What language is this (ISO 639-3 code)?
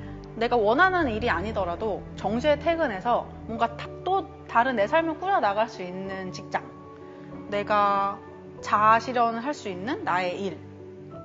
kor